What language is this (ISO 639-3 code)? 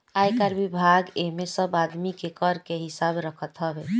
bho